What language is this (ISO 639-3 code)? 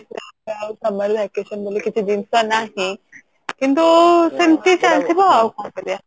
ori